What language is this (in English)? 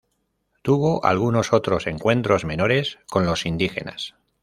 Spanish